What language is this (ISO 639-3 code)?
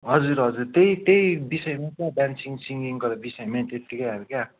nep